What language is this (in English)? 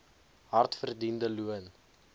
Afrikaans